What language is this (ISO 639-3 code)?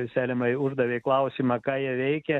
lit